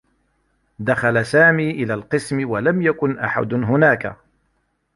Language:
Arabic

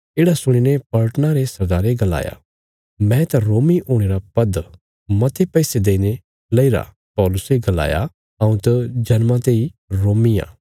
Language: Bilaspuri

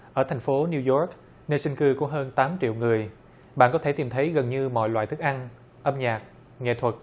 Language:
Vietnamese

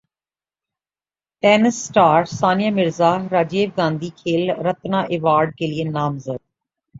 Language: Urdu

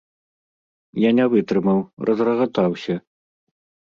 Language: Belarusian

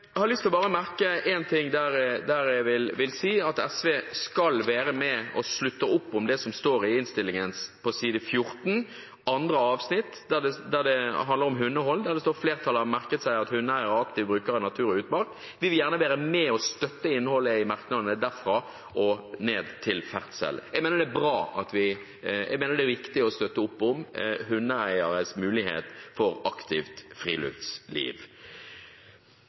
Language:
Norwegian Bokmål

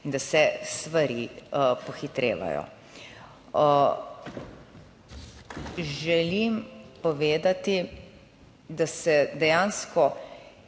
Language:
Slovenian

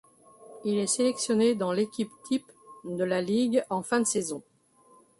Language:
French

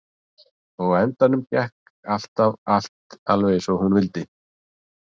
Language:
Icelandic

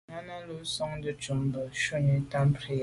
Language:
Medumba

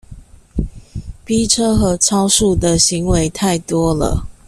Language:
Chinese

